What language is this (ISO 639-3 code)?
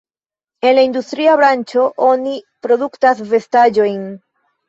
epo